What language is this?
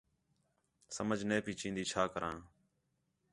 Khetrani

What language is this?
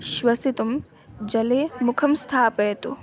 Sanskrit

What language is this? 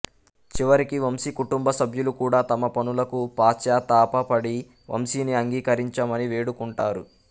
Telugu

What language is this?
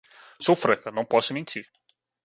Portuguese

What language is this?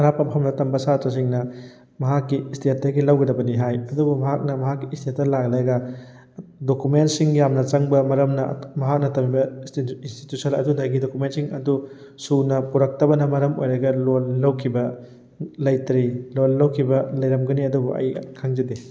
Manipuri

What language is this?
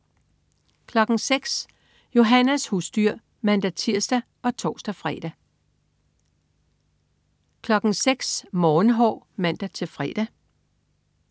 Danish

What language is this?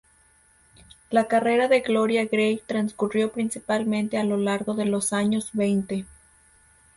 Spanish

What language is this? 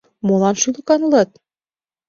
Mari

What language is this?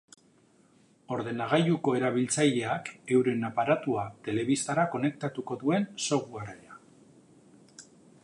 Basque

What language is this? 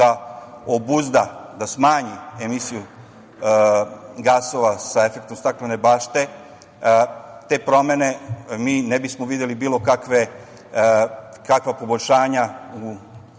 Serbian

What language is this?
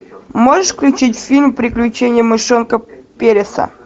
Russian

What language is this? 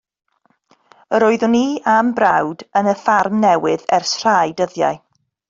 Welsh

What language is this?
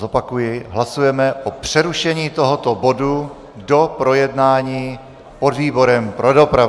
Czech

